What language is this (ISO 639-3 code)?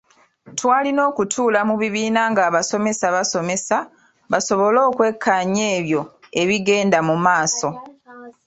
lug